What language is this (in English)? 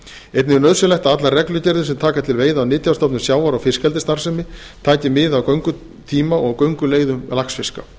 Icelandic